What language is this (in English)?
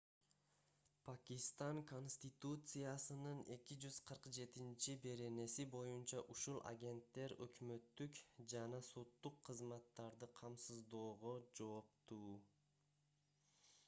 Kyrgyz